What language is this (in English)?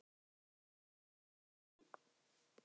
Icelandic